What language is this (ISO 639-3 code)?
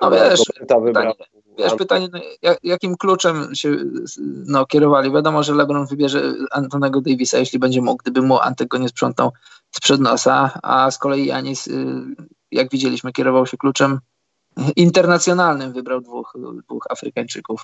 pol